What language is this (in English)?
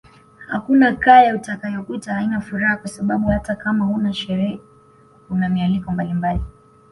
Swahili